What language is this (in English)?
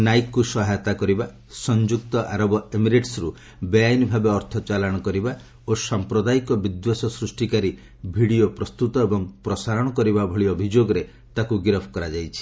Odia